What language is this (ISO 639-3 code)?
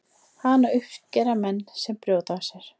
isl